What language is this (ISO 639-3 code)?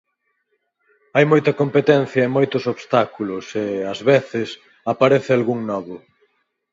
glg